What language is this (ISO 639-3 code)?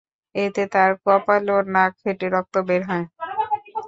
ben